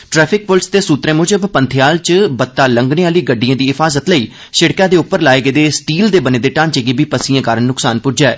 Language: Dogri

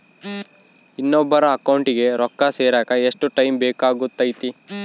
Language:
Kannada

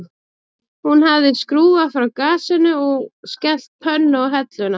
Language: Icelandic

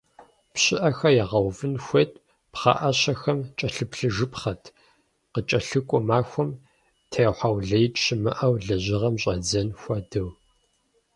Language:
Kabardian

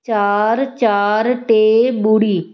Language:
Sindhi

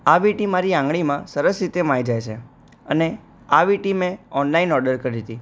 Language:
Gujarati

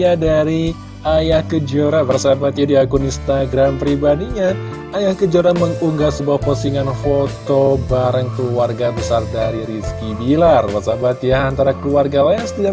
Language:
Indonesian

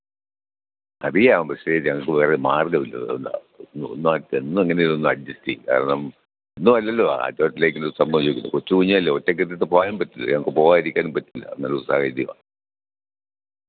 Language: Malayalam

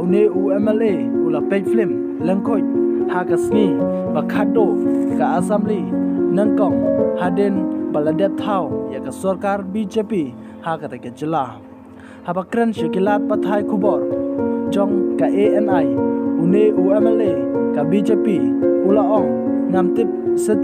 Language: Thai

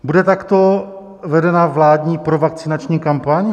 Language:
Czech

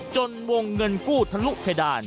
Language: Thai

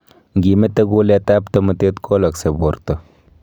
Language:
Kalenjin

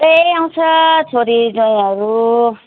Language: Nepali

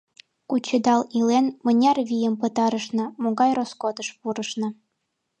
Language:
Mari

